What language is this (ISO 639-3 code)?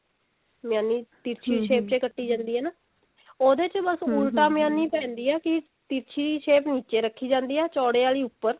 pan